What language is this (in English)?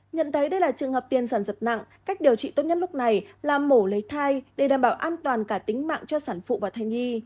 Vietnamese